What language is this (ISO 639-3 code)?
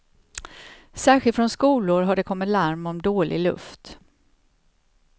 swe